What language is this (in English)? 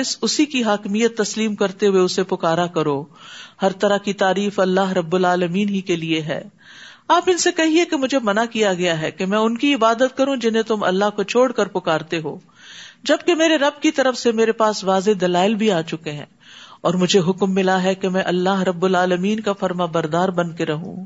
Urdu